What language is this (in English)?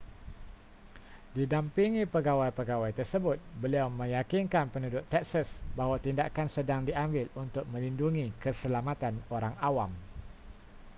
Malay